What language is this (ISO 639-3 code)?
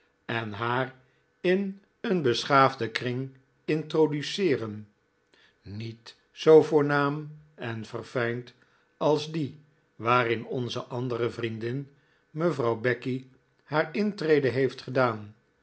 nld